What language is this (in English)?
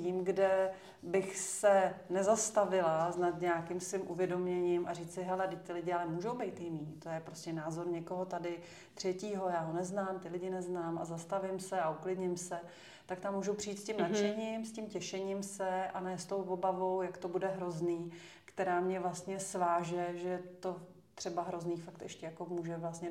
Czech